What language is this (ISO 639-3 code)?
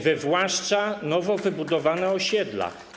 pol